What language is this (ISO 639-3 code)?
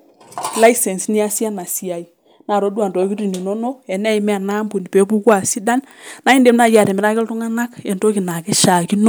mas